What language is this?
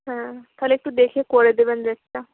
Bangla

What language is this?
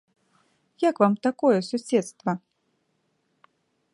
Belarusian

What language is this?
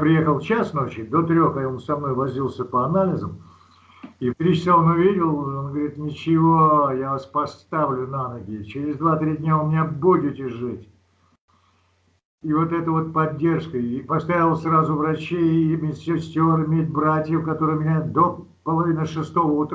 Russian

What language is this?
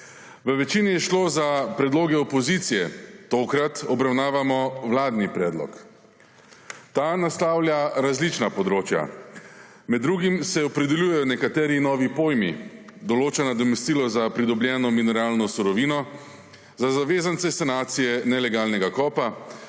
Slovenian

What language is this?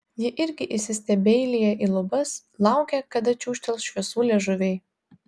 Lithuanian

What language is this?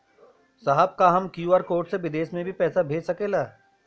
Bhojpuri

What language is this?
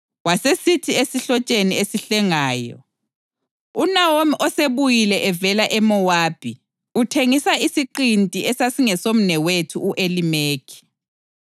North Ndebele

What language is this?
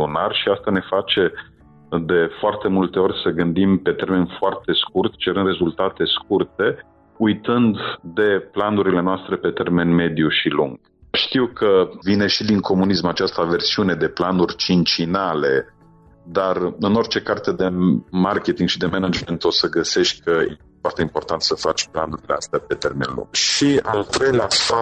Romanian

